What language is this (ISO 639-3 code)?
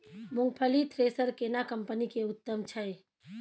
mai